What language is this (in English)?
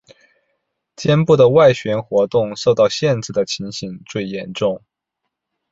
Chinese